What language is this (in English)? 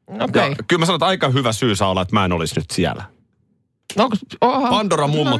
Finnish